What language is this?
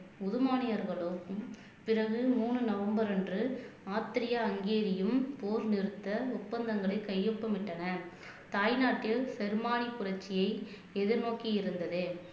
Tamil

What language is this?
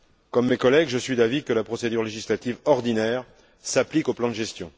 French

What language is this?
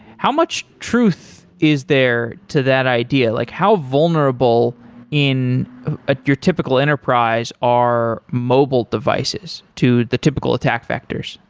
English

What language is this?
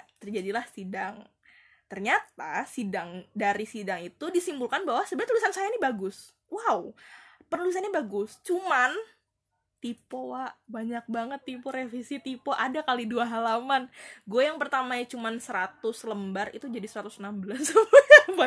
Indonesian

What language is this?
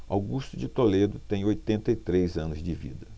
Portuguese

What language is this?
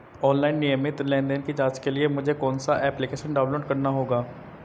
Hindi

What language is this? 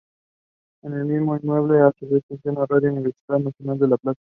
Spanish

